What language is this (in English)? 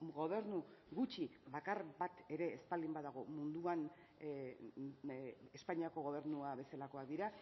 Basque